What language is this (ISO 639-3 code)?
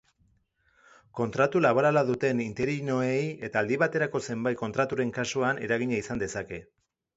eus